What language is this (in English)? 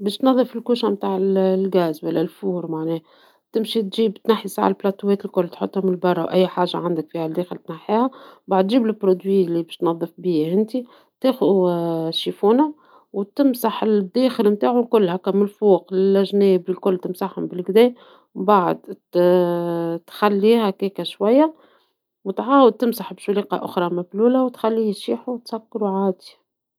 Tunisian Arabic